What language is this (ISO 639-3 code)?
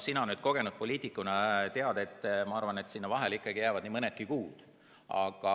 est